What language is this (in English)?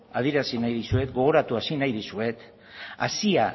Basque